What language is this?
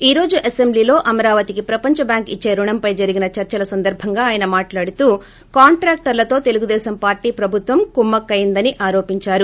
Telugu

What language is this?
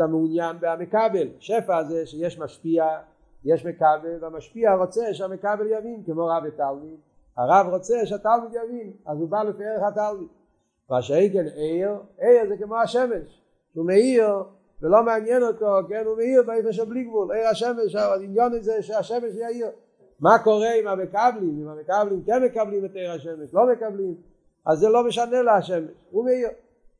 Hebrew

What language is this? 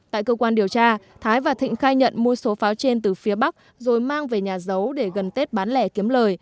Vietnamese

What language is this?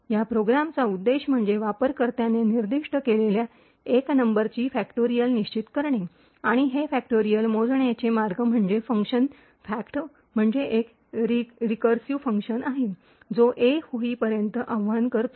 Marathi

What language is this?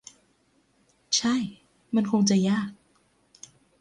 Thai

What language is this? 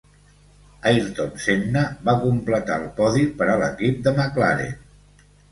Catalan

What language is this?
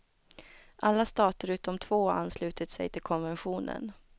Swedish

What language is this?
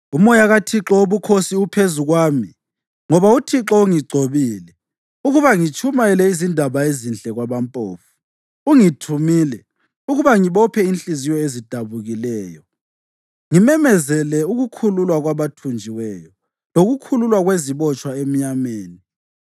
North Ndebele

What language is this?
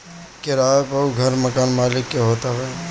Bhojpuri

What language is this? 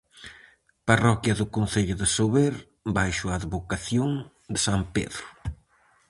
Galician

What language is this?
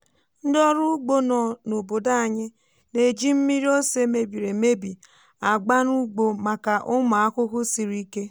Igbo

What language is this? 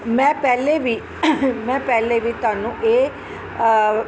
Punjabi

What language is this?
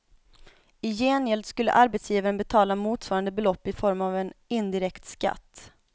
Swedish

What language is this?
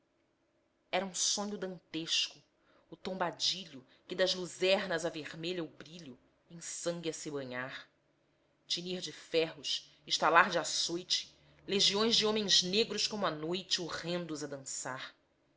Portuguese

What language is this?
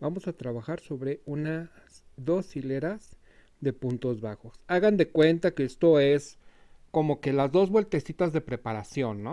Spanish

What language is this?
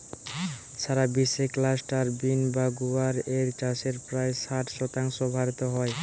Bangla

